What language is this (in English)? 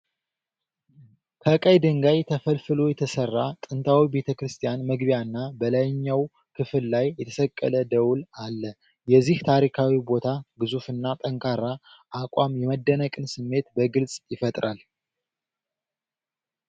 Amharic